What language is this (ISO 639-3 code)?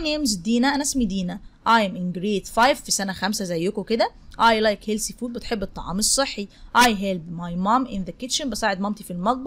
ara